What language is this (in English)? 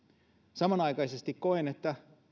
Finnish